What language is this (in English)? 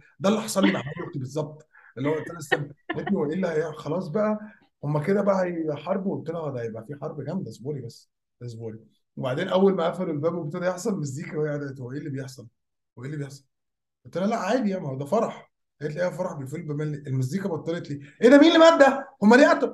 Arabic